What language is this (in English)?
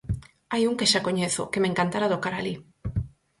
Galician